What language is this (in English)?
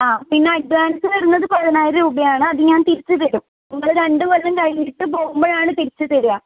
Malayalam